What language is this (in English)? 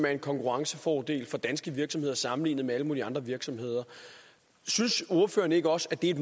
Danish